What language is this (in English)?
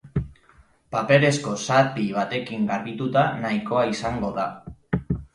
Basque